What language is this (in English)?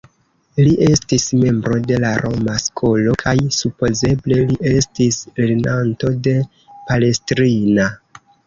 Esperanto